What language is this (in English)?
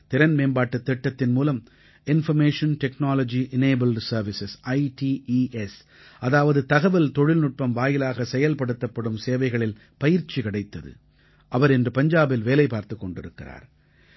Tamil